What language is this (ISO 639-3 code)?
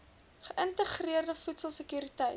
afr